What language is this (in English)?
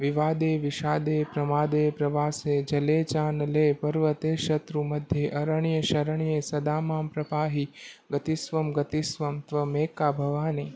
Gujarati